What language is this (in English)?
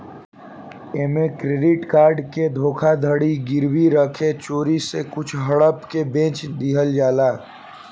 Bhojpuri